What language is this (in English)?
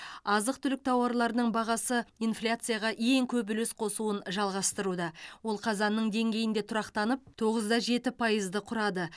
Kazakh